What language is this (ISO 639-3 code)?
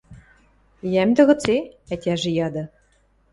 mrj